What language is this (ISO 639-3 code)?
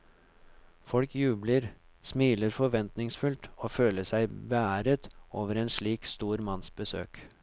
nor